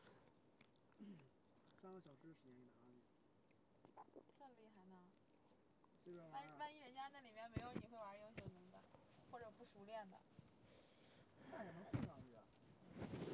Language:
Chinese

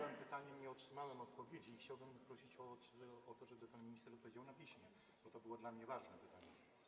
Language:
Polish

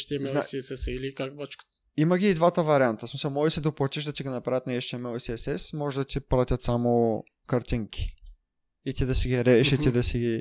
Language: Bulgarian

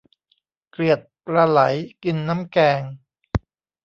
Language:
Thai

